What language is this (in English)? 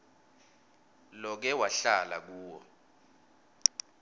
Swati